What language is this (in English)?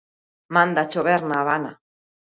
Galician